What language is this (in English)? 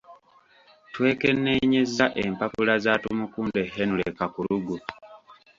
Ganda